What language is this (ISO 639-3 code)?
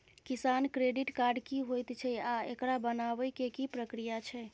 mai